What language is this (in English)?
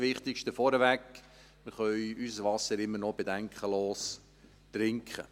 Swiss German